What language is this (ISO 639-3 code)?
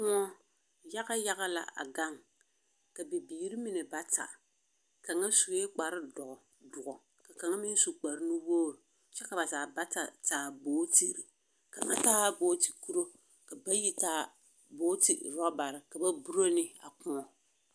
dga